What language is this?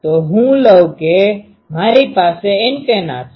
Gujarati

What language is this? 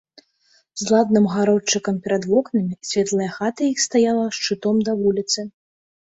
Belarusian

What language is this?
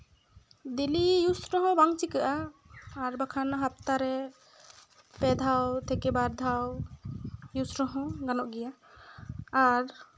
Santali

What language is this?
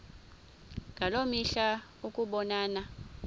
Xhosa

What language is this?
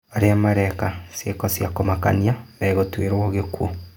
Kikuyu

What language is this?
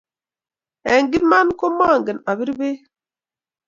Kalenjin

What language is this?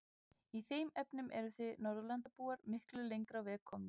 Icelandic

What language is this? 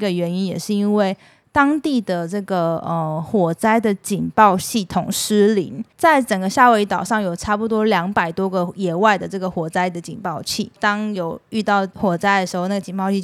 Chinese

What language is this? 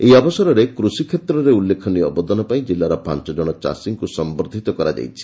Odia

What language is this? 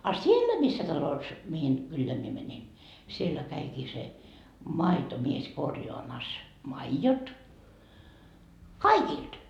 Finnish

